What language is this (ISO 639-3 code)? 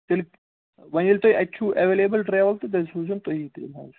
kas